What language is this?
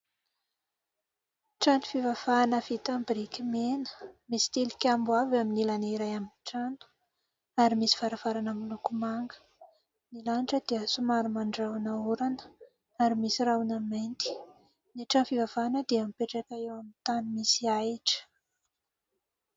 Malagasy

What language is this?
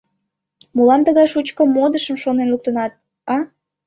Mari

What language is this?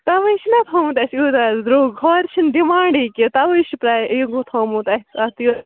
Kashmiri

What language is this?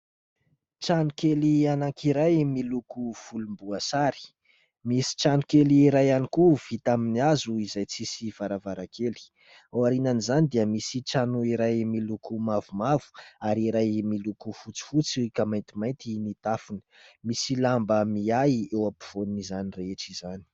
Malagasy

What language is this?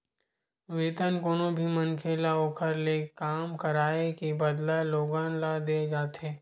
Chhattisgarhi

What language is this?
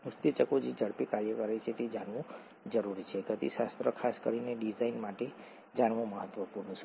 Gujarati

